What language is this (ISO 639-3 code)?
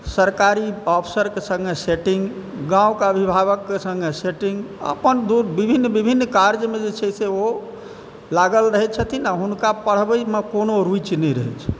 mai